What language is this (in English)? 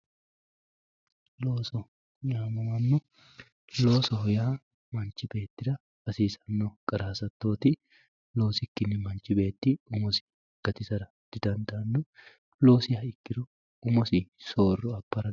Sidamo